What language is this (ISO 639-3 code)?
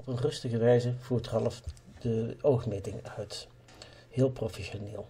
nld